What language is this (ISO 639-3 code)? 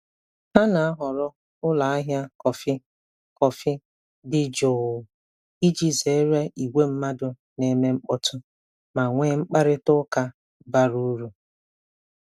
ibo